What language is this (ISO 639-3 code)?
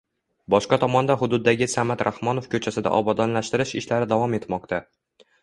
uzb